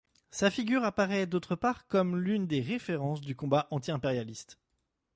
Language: French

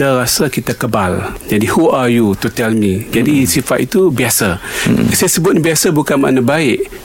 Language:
Malay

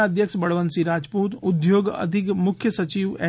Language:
Gujarati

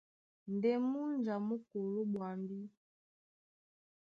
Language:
Duala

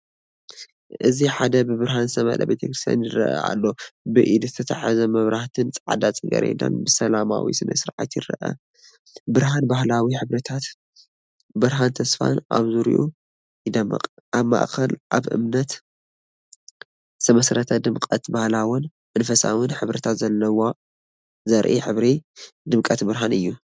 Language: Tigrinya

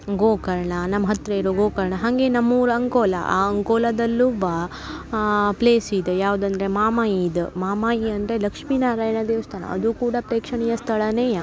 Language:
Kannada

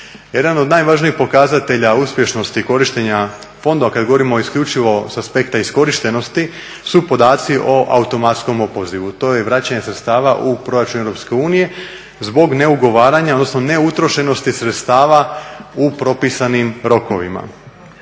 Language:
Croatian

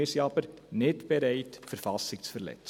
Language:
Swiss German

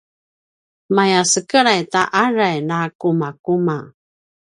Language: Paiwan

